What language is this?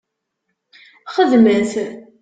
Kabyle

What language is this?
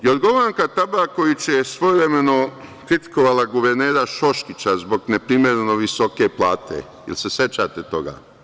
Serbian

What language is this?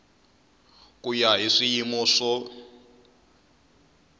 Tsonga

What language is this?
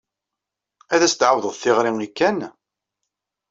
Kabyle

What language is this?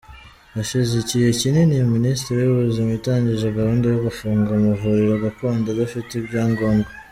Kinyarwanda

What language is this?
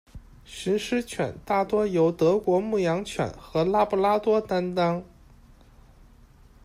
Chinese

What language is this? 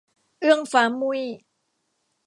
Thai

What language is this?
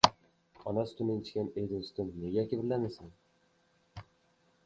Uzbek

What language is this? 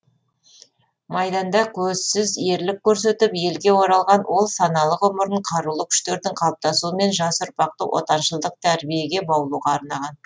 Kazakh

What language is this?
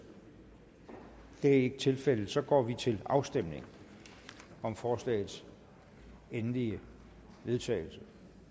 Danish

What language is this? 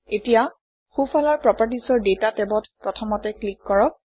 Assamese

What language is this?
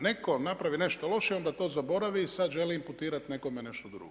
Croatian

